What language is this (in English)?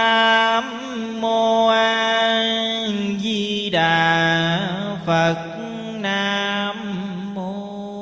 Vietnamese